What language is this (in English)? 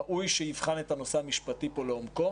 Hebrew